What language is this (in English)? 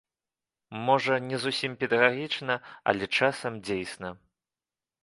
Belarusian